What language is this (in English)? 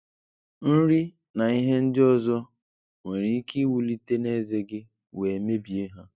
Igbo